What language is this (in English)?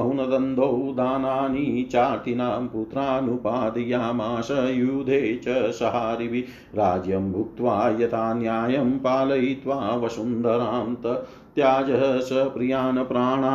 Hindi